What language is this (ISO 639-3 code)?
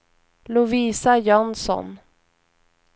swe